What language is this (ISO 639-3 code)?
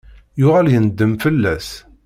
kab